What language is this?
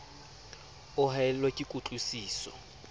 Southern Sotho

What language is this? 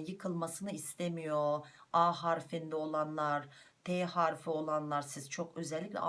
Turkish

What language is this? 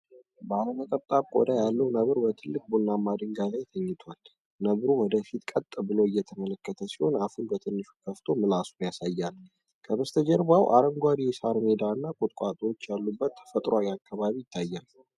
Amharic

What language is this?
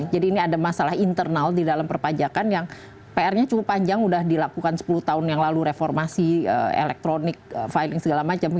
Indonesian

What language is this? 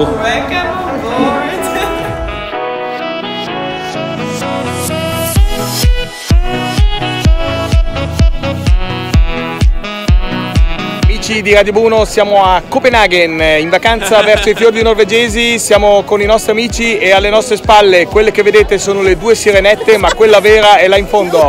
Italian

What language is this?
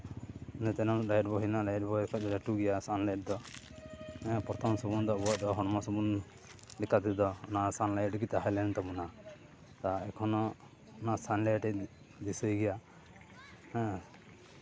Santali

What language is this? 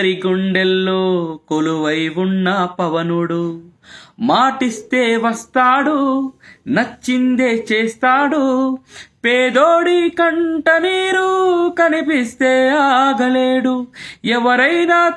Telugu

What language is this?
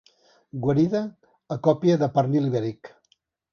Catalan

